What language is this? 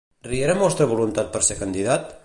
Catalan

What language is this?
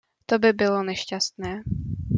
Czech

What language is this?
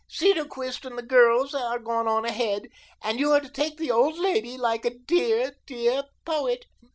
English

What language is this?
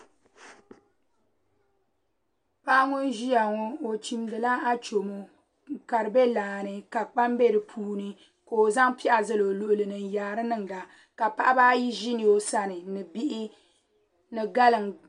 Dagbani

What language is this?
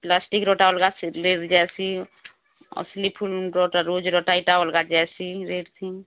Odia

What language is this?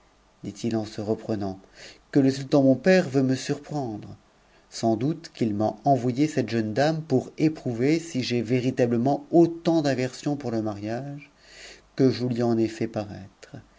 French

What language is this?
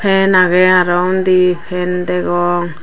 Chakma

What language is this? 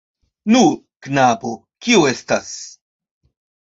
Esperanto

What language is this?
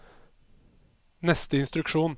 Norwegian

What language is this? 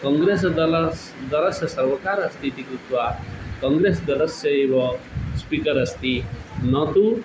Sanskrit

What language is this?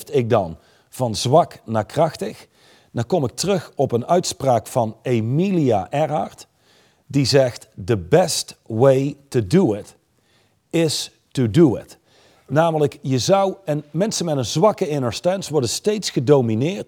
Dutch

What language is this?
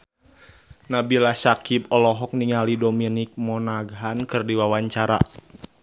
Sundanese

